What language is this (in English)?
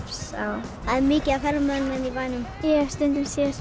Icelandic